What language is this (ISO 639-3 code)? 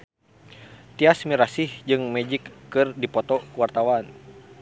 sun